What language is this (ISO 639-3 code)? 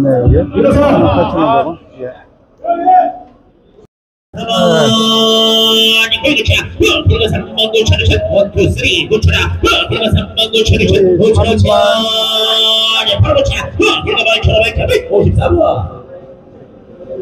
kor